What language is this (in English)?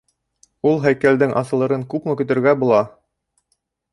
Bashkir